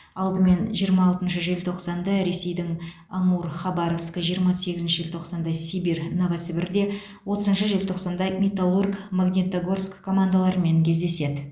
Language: Kazakh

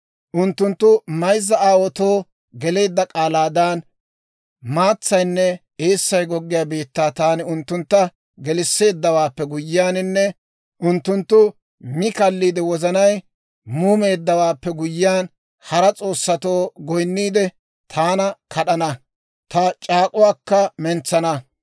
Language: Dawro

